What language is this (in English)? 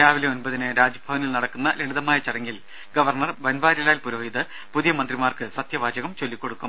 Malayalam